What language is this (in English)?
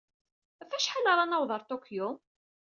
Kabyle